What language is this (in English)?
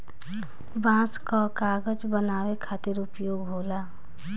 Bhojpuri